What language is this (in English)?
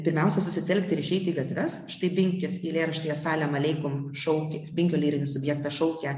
Lithuanian